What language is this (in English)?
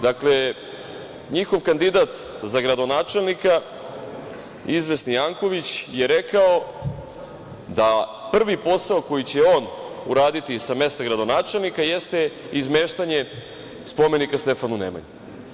Serbian